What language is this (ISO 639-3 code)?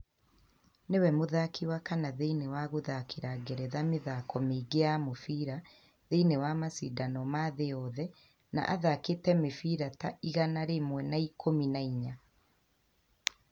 kik